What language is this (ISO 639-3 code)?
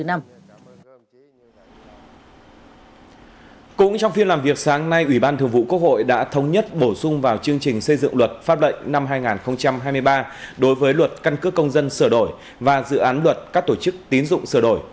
vie